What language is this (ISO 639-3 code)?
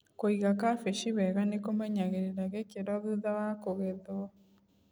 kik